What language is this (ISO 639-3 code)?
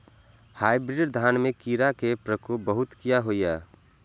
mai